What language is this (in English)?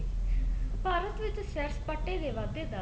Punjabi